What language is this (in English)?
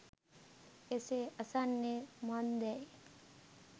Sinhala